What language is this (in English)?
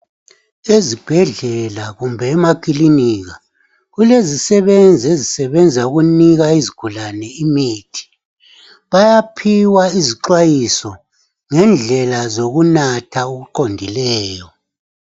North Ndebele